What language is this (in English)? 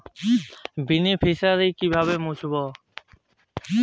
Bangla